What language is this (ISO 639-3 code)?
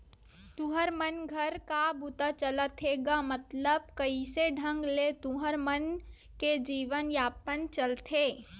hne